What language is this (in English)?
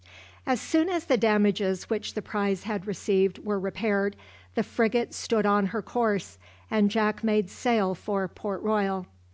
English